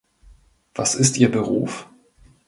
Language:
German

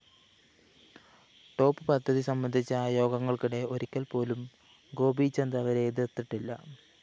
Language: Malayalam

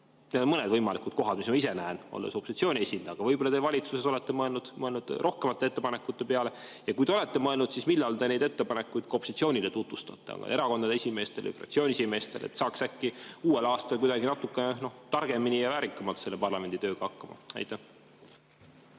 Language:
Estonian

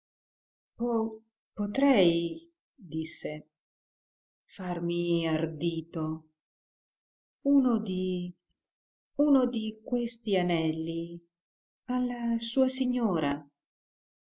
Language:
Italian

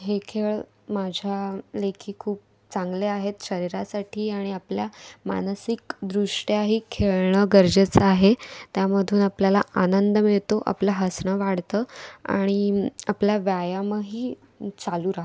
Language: Marathi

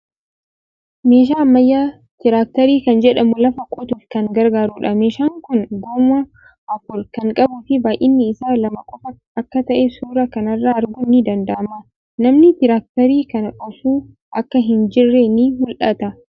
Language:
Oromo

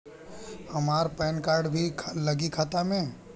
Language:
Bhojpuri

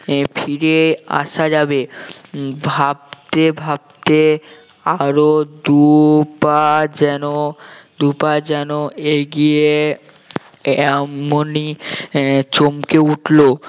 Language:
Bangla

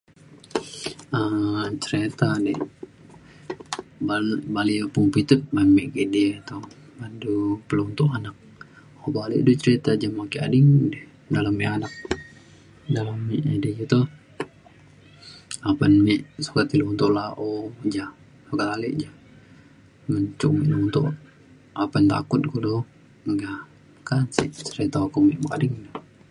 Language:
Mainstream Kenyah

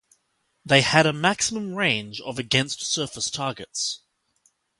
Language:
English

